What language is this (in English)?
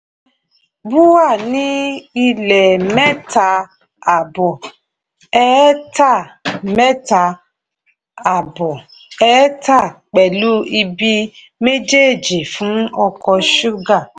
Yoruba